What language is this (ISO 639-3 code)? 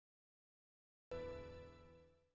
vie